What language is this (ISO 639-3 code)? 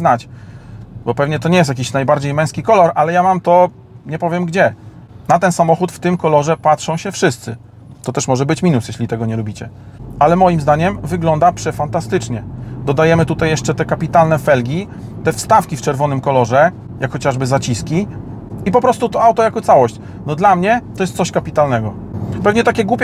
pol